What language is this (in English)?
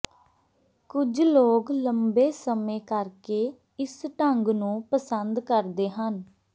Punjabi